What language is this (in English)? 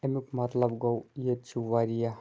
Kashmiri